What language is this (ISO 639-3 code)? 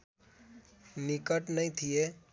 nep